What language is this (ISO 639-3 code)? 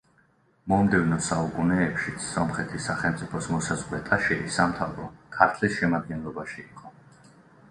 kat